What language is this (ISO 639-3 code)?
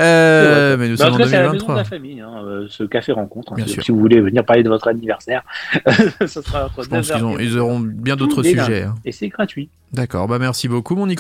fra